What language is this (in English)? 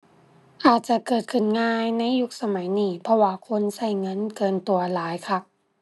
Thai